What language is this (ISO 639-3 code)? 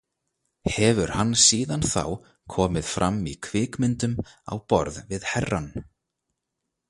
isl